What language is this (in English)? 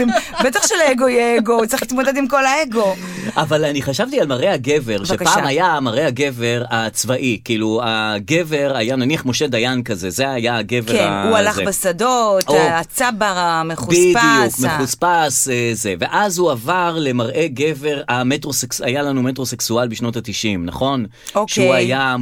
Hebrew